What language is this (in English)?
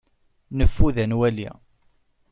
Kabyle